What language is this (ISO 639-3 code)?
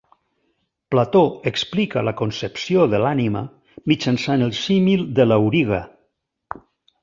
cat